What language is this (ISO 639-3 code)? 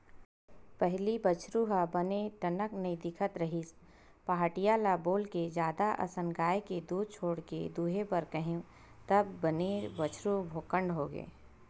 hne